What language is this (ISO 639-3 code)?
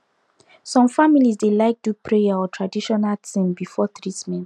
pcm